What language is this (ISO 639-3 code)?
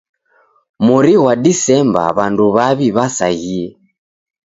dav